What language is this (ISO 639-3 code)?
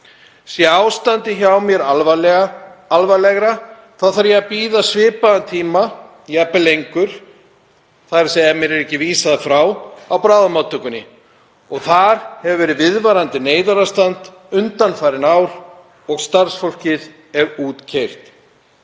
isl